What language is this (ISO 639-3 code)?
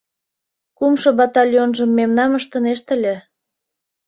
chm